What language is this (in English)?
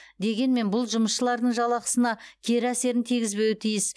Kazakh